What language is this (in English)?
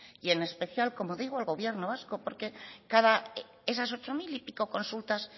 Spanish